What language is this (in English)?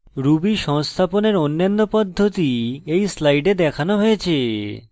Bangla